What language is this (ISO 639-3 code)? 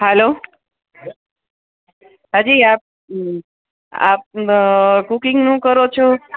guj